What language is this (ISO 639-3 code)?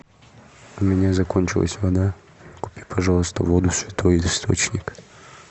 rus